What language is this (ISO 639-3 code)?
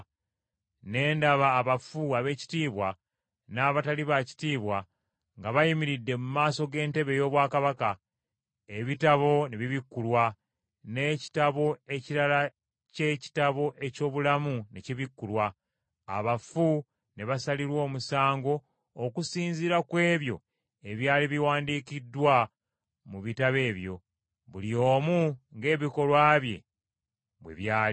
lug